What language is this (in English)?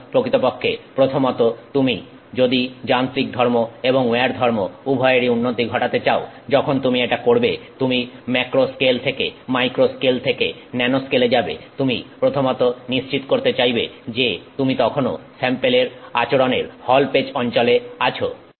Bangla